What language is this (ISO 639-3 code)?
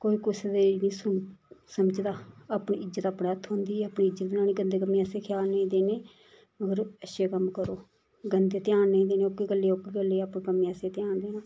doi